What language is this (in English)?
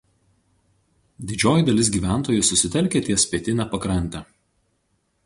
Lithuanian